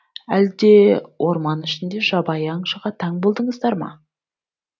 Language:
Kazakh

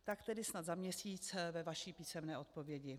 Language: Czech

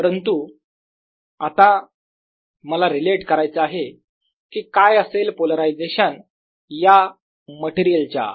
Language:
Marathi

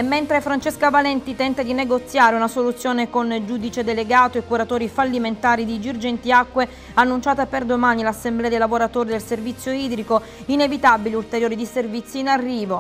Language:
Italian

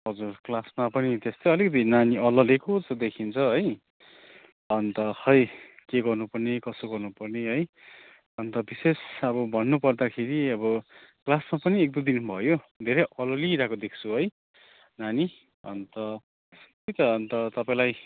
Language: Nepali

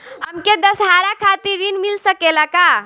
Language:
Bhojpuri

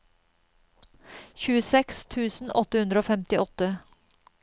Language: Norwegian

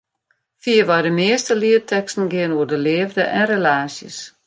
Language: Western Frisian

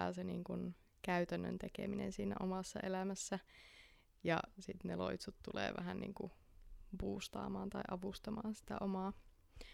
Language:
Finnish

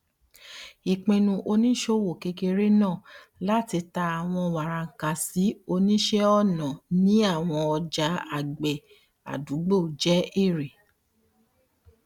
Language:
Yoruba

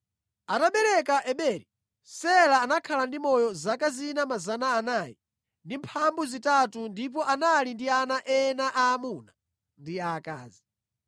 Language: Nyanja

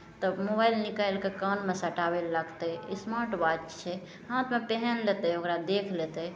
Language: Maithili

